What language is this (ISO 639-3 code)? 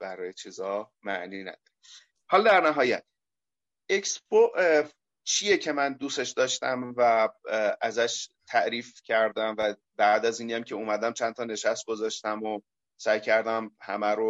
fas